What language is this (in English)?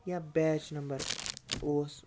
Kashmiri